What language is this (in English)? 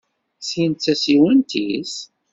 Kabyle